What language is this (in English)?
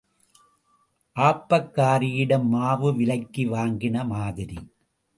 Tamil